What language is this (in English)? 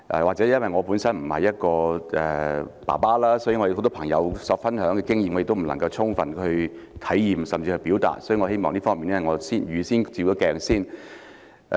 Cantonese